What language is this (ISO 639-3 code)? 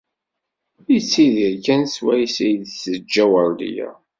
kab